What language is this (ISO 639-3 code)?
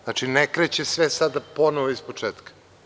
srp